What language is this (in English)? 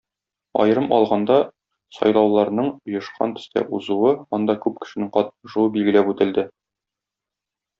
Tatar